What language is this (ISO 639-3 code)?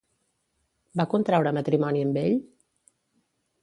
cat